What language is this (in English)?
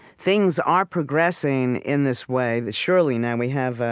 English